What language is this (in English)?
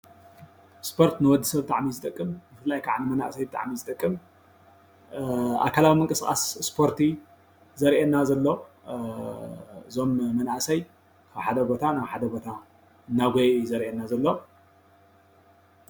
Tigrinya